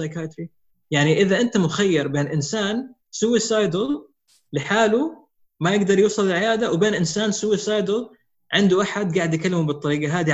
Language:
Arabic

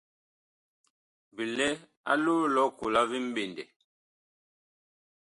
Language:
Bakoko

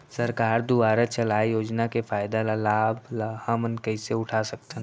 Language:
Chhattisgarhi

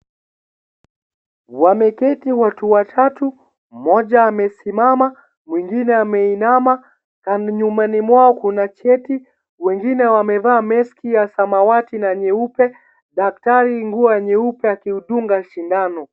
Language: Swahili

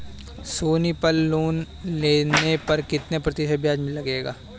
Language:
Hindi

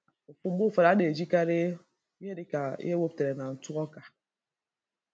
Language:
Igbo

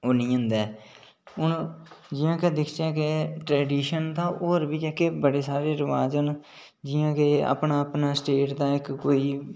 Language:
Dogri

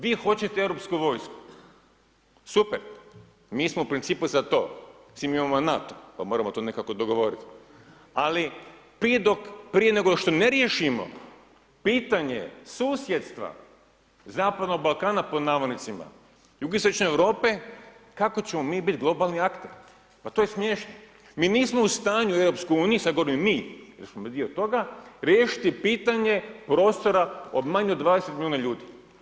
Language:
Croatian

